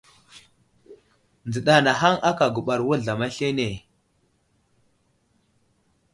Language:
Wuzlam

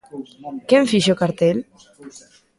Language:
Galician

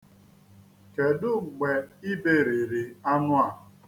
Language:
Igbo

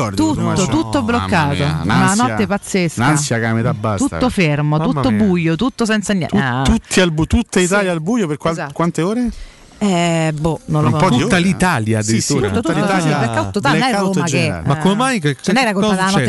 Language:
Italian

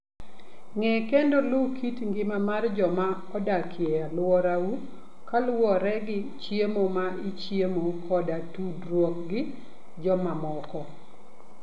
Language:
Luo (Kenya and Tanzania)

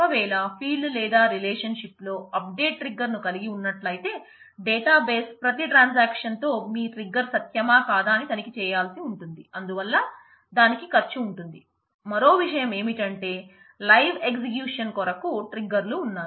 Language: Telugu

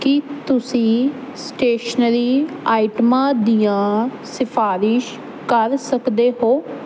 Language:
Punjabi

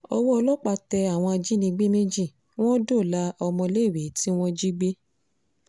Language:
Yoruba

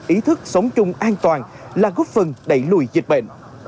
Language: Vietnamese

